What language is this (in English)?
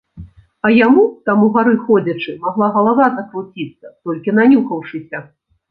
Belarusian